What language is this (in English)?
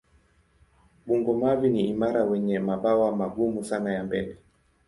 Swahili